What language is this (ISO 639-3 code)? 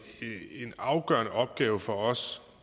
dan